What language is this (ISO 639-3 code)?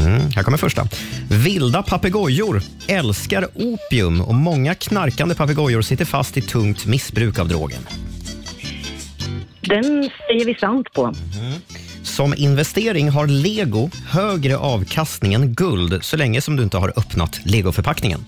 swe